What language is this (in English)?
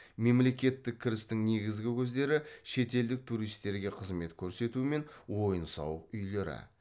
Kazakh